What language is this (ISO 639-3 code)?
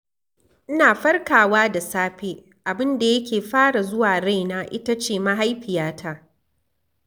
hau